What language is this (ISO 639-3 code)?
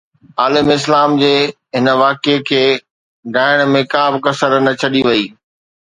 snd